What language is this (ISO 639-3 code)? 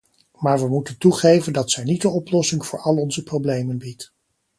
nld